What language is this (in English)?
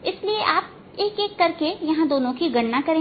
Hindi